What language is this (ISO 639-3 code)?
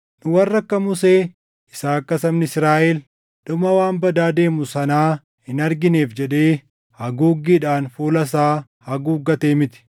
orm